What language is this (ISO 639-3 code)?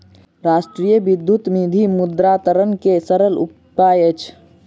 mai